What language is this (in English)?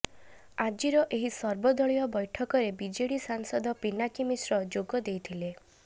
Odia